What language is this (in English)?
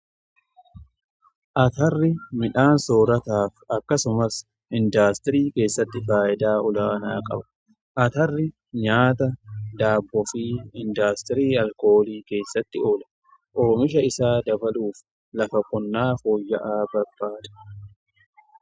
Oromo